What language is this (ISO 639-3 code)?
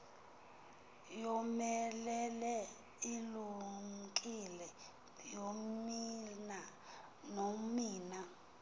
xho